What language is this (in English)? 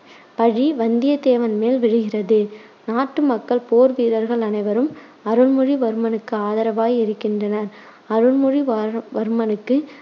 Tamil